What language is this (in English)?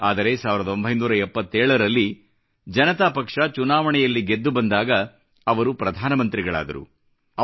Kannada